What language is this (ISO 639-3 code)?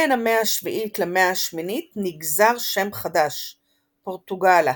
heb